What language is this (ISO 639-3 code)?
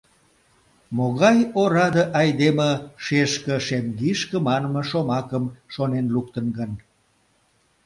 chm